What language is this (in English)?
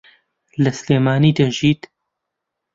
Central Kurdish